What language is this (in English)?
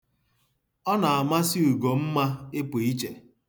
Igbo